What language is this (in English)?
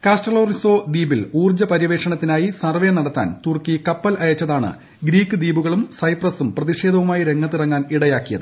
Malayalam